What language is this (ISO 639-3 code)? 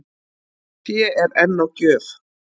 isl